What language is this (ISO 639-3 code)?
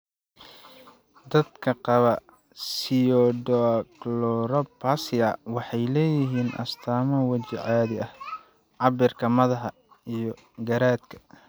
som